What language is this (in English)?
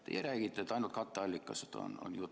Estonian